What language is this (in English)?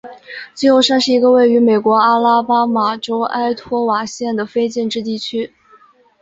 Chinese